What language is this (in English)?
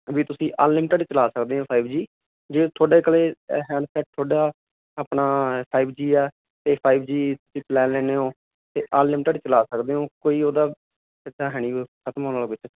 Punjabi